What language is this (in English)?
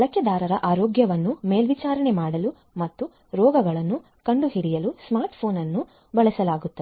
Kannada